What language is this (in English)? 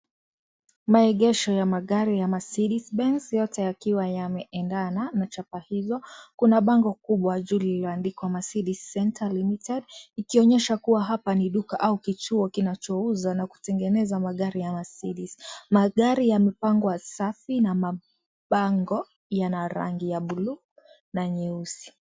Swahili